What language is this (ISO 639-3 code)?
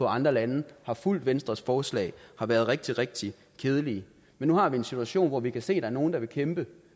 dan